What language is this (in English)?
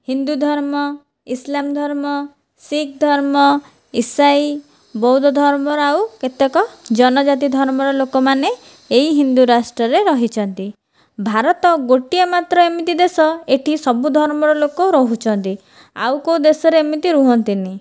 Odia